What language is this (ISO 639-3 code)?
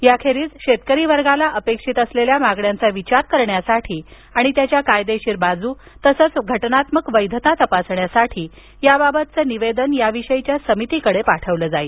mar